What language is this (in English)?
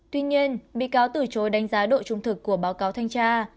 Vietnamese